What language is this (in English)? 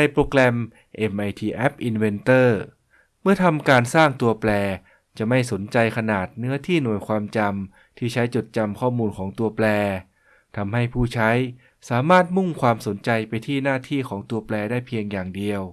Thai